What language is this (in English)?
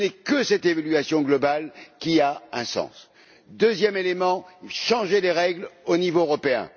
French